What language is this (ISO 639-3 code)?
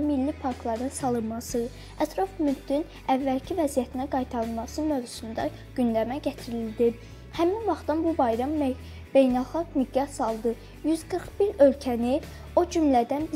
tur